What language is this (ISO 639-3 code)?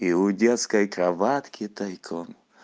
rus